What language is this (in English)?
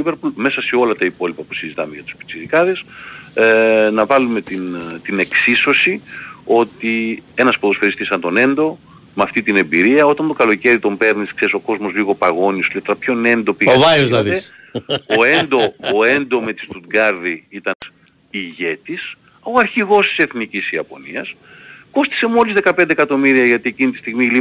Greek